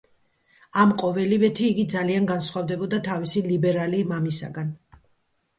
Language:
Georgian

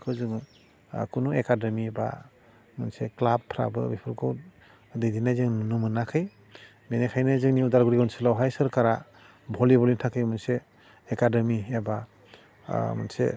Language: Bodo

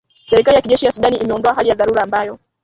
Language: Swahili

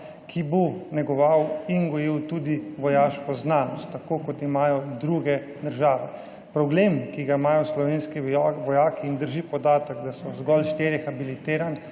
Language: Slovenian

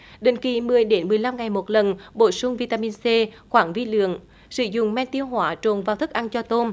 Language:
Vietnamese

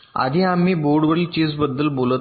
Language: Marathi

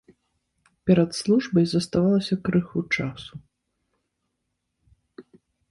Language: Belarusian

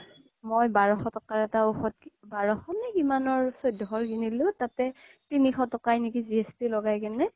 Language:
Assamese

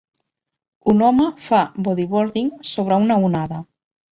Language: Catalan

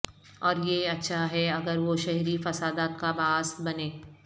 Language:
Urdu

